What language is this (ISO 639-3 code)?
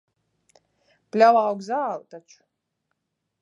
lav